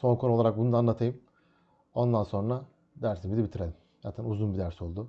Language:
Turkish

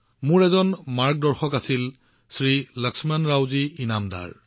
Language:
Assamese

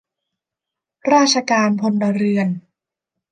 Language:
Thai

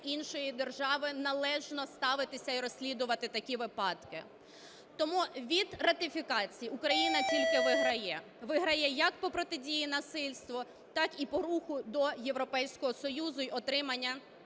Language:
Ukrainian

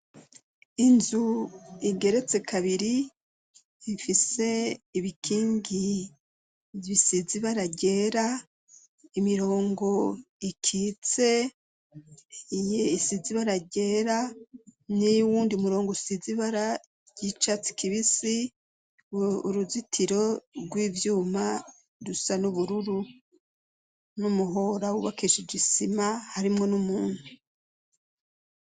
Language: Rundi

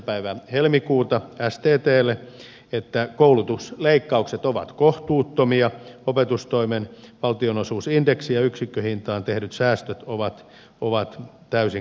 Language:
Finnish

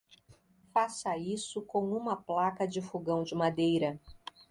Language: Portuguese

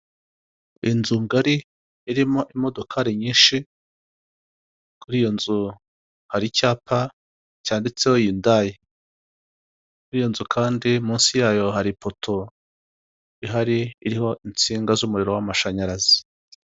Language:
Kinyarwanda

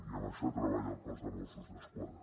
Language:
Catalan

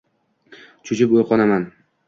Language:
Uzbek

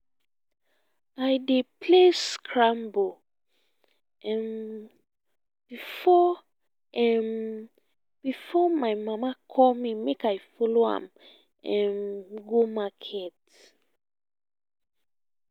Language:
Nigerian Pidgin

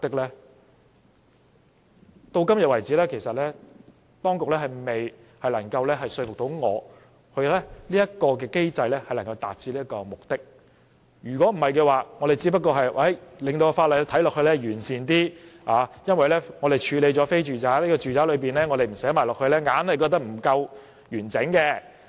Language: Cantonese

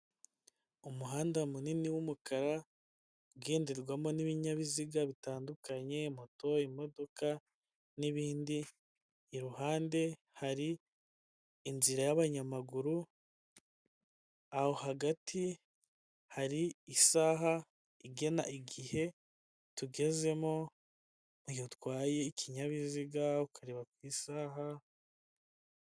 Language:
Kinyarwanda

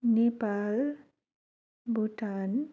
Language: Nepali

